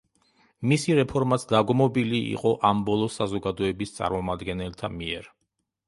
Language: Georgian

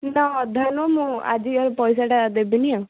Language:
Odia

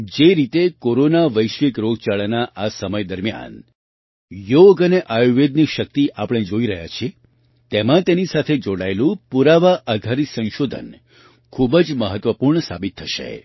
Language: Gujarati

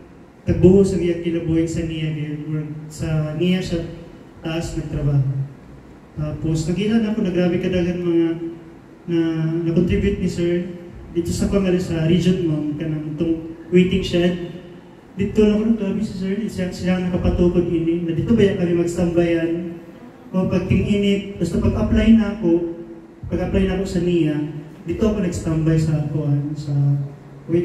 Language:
Filipino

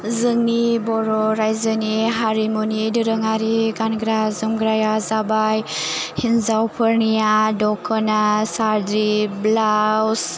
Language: Bodo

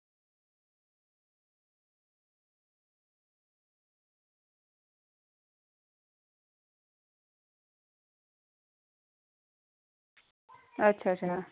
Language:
Dogri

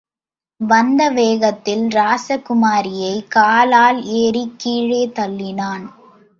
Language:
Tamil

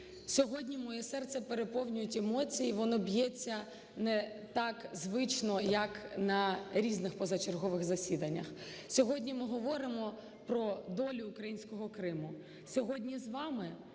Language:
Ukrainian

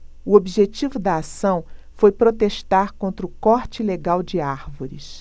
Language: Portuguese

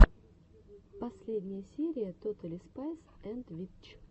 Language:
Russian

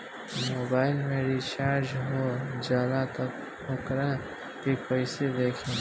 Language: Bhojpuri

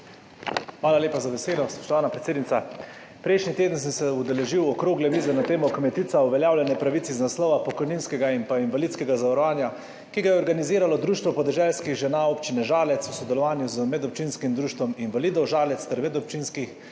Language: Slovenian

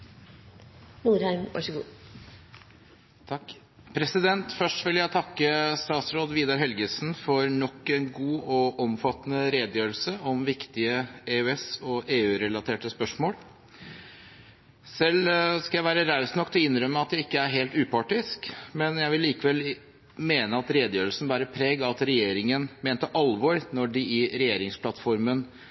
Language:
Norwegian Bokmål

